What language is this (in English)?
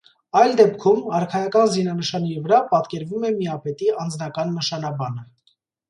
Armenian